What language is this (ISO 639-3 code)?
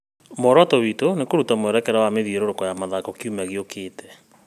kik